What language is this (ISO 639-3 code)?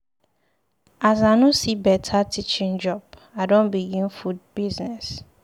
pcm